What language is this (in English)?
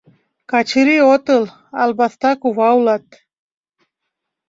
Mari